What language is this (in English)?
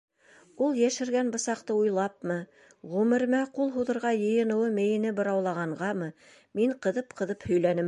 Bashkir